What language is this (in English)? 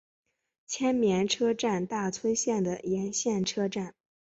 Chinese